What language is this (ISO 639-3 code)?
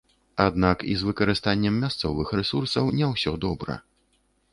bel